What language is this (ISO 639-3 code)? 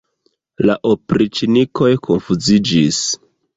epo